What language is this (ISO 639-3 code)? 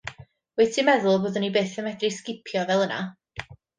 cym